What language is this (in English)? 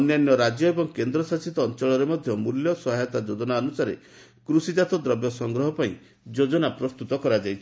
Odia